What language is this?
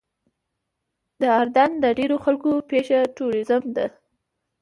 Pashto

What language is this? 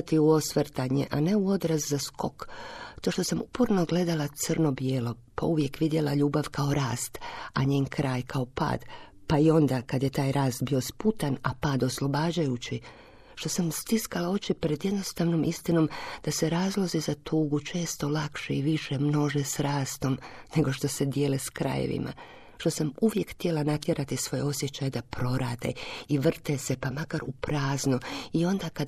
Croatian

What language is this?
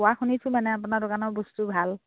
Assamese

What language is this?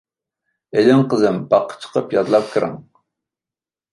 Uyghur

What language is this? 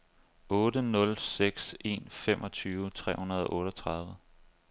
Danish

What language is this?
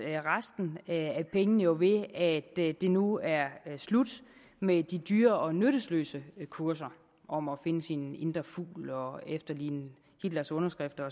Danish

